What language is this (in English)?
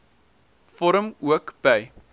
Afrikaans